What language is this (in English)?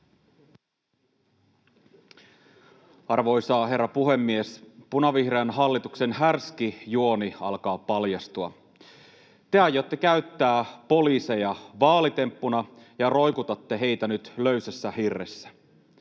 Finnish